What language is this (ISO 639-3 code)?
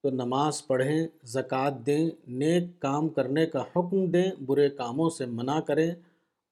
urd